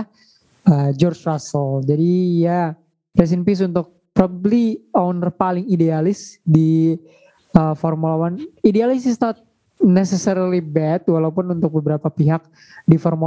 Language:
Indonesian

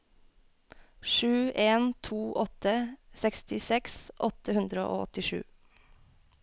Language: Norwegian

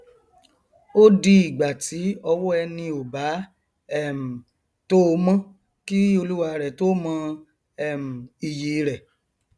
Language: Yoruba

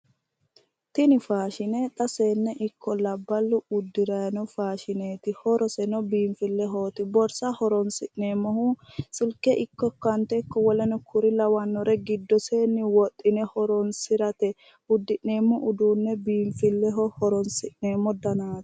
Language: Sidamo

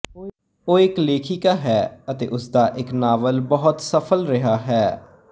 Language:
Punjabi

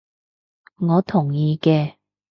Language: Cantonese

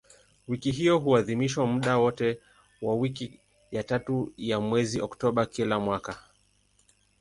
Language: Swahili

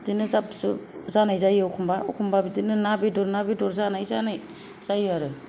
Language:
Bodo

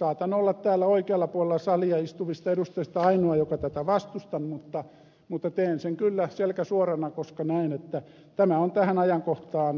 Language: Finnish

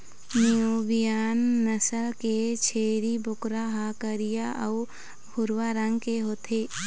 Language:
Chhattisgarhi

